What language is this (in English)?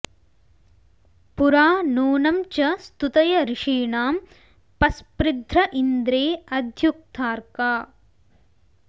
Sanskrit